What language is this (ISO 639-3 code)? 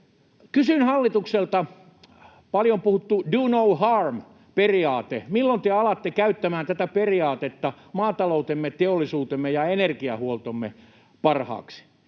fin